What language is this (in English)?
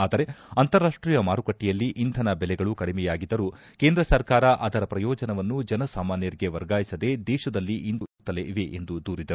Kannada